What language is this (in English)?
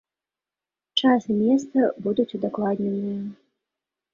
Belarusian